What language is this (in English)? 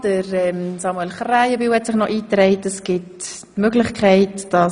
Swiss German